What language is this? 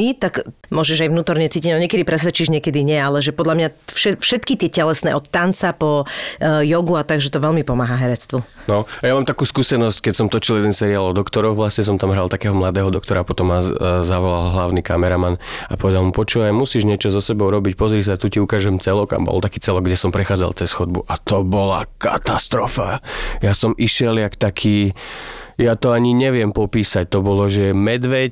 Slovak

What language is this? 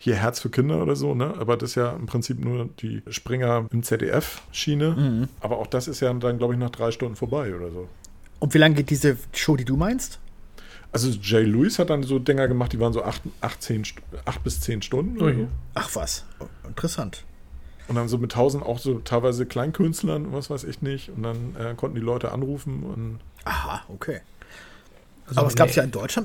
German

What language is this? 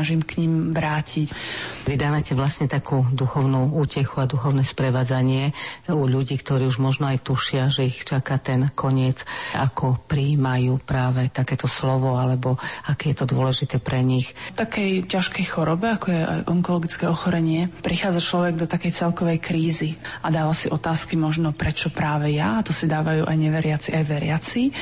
Slovak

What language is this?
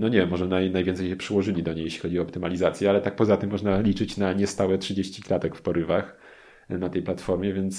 Polish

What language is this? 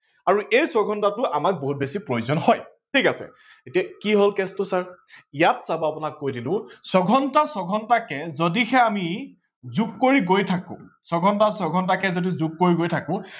Assamese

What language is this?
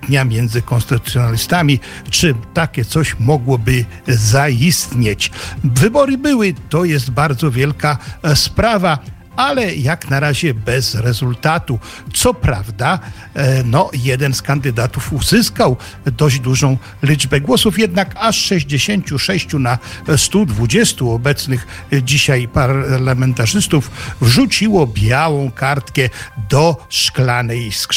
Polish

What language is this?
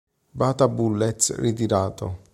Italian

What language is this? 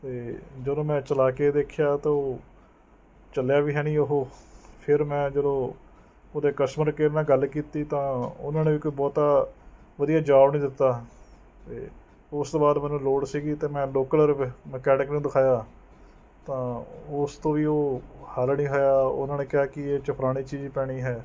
Punjabi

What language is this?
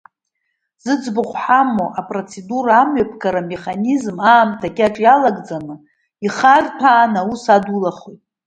Abkhazian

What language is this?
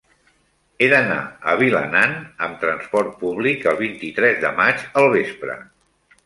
Catalan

